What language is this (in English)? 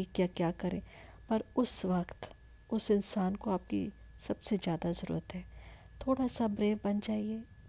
Hindi